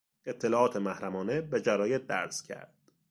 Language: Persian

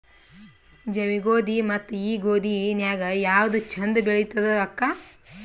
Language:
Kannada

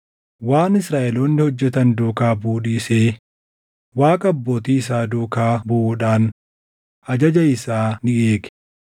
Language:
Oromo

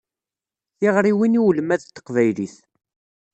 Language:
Kabyle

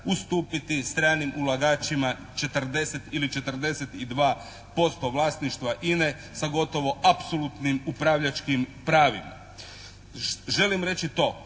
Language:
Croatian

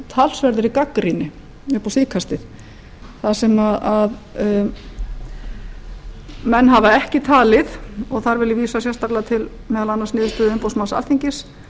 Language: Icelandic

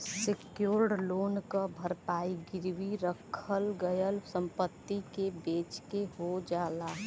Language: Bhojpuri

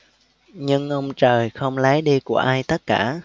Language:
Vietnamese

